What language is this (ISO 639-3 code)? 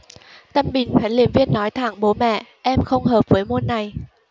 vie